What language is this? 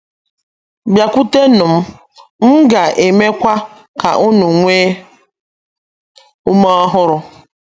Igbo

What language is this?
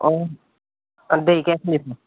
Assamese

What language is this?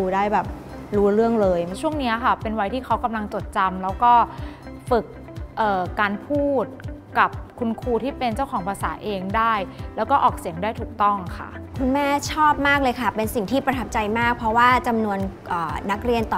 Thai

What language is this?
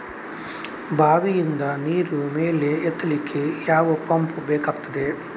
Kannada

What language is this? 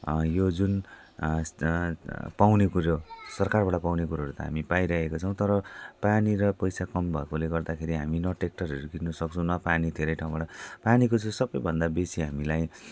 Nepali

